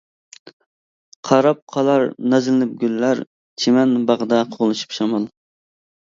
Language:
Uyghur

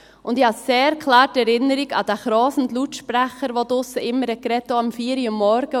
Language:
Swiss German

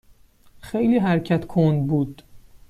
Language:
Persian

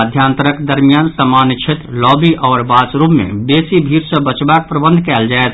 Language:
Maithili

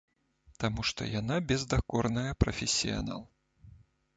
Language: Belarusian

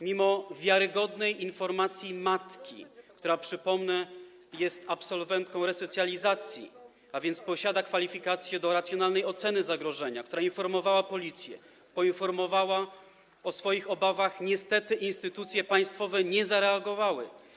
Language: Polish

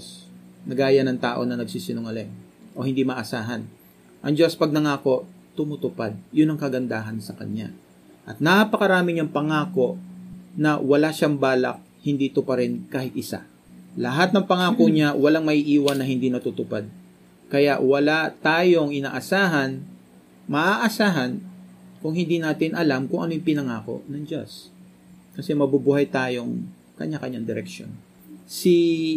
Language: Filipino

